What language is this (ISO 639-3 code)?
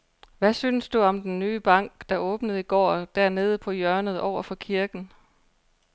dan